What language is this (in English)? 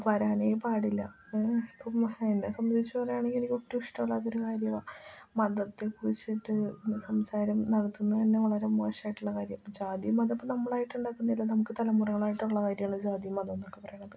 Malayalam